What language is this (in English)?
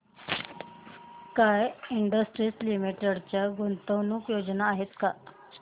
Marathi